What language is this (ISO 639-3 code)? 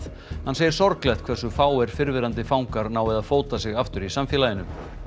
isl